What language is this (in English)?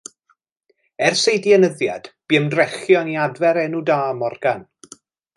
Welsh